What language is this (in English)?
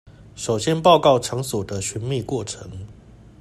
Chinese